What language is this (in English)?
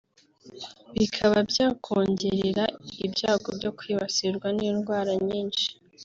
Kinyarwanda